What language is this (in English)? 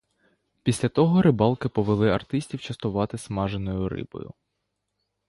Ukrainian